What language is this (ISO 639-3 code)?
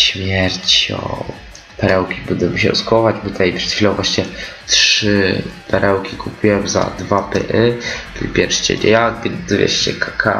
pol